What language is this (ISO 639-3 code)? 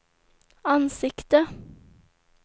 swe